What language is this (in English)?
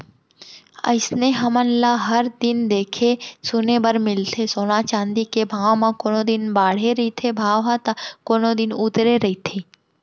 Chhattisgarhi